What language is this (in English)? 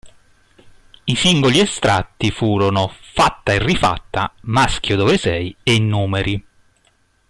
Italian